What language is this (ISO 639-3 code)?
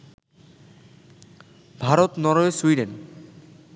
ben